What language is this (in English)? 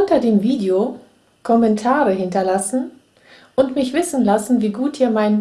German